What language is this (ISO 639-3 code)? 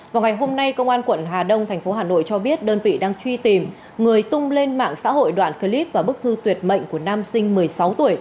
vie